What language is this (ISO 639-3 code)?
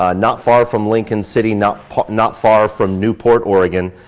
eng